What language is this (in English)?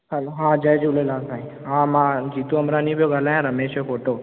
Sindhi